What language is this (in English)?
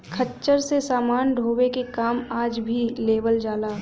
Bhojpuri